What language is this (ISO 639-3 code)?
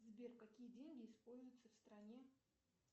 rus